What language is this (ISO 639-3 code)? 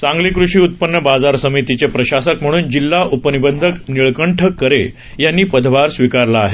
mar